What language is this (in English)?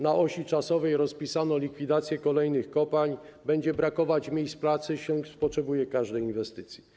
Polish